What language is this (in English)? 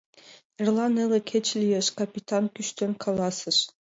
Mari